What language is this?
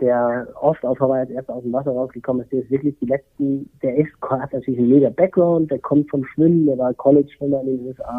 German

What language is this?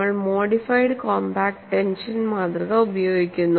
Malayalam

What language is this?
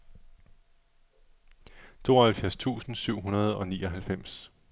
Danish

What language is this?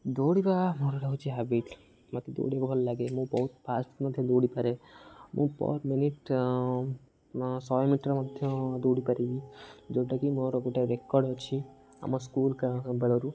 Odia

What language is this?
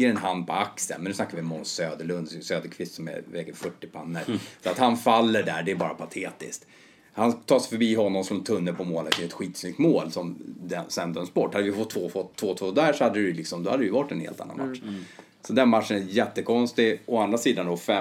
Swedish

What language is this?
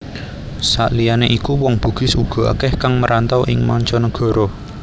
Javanese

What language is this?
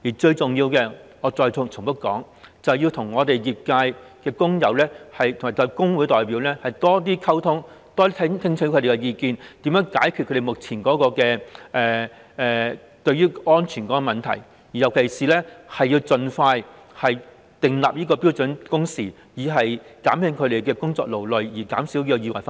Cantonese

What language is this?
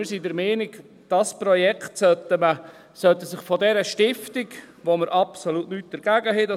Swiss German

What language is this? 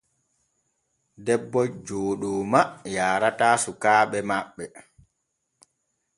Borgu Fulfulde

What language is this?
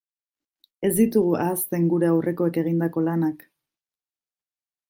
Basque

